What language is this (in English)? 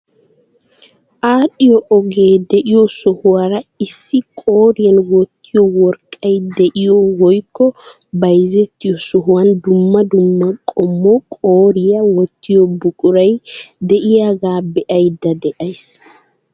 Wolaytta